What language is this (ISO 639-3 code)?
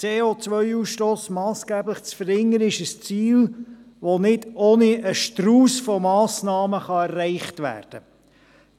gsw